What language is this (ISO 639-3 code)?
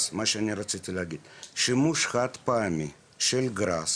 heb